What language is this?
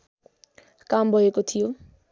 Nepali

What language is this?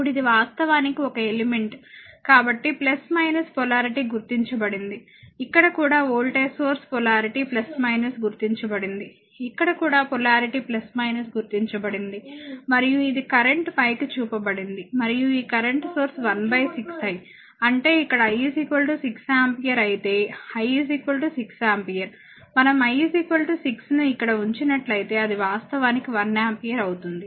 Telugu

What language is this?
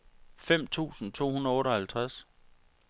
Danish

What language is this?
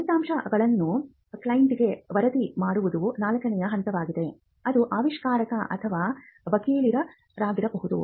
Kannada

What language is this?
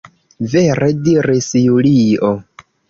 Esperanto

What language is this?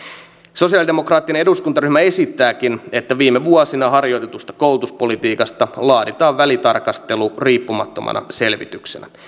Finnish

